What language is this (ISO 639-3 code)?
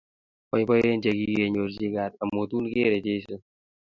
kln